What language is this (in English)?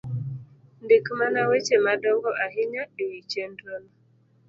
Luo (Kenya and Tanzania)